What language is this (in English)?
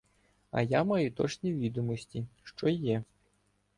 Ukrainian